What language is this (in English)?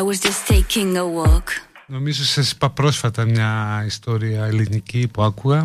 Greek